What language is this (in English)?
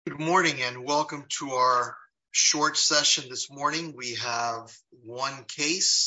English